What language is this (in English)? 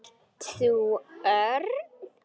Icelandic